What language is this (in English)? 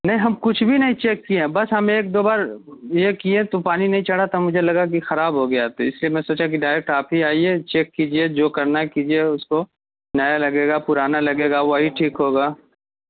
Urdu